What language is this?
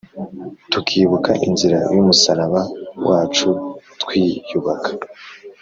Kinyarwanda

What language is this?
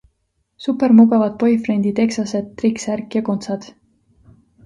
Estonian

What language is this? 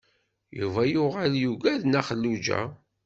Kabyle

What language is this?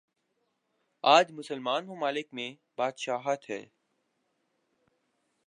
Urdu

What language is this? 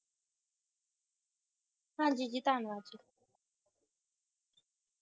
Punjabi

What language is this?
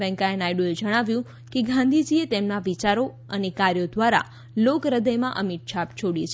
Gujarati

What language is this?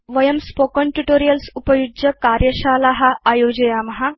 Sanskrit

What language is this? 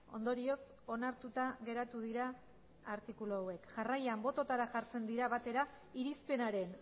Basque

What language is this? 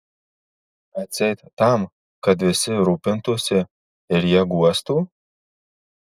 Lithuanian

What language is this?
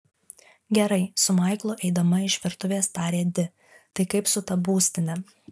Lithuanian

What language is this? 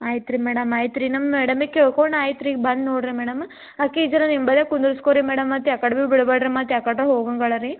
Kannada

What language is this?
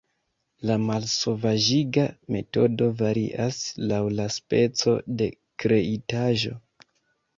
Esperanto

